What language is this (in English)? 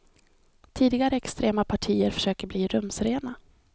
Swedish